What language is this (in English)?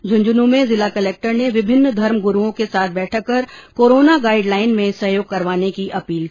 Hindi